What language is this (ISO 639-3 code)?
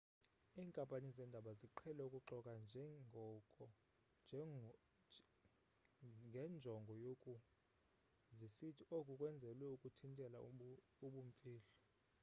xho